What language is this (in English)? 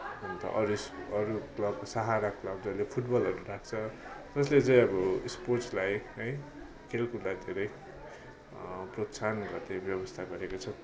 Nepali